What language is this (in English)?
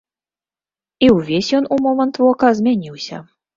Belarusian